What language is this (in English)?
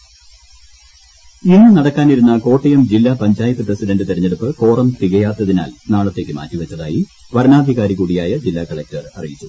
Malayalam